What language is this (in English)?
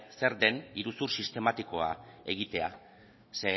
Basque